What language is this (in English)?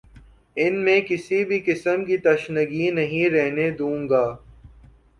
Urdu